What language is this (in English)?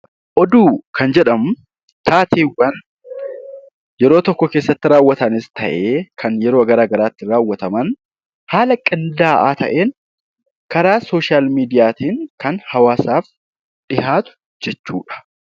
Oromo